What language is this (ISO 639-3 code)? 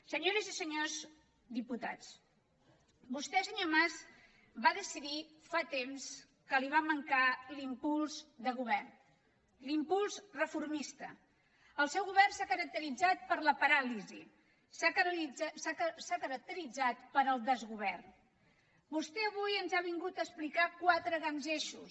cat